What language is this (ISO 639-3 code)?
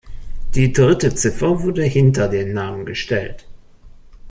deu